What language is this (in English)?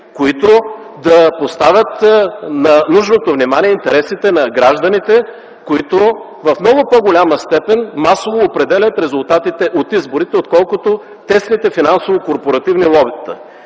Bulgarian